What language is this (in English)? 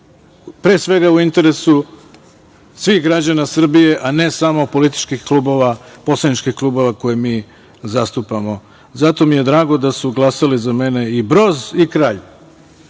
Serbian